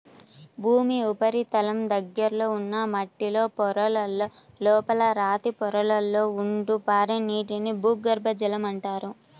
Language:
Telugu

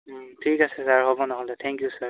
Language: Assamese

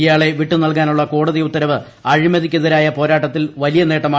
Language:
Malayalam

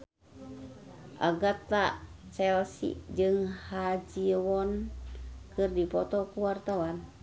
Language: Sundanese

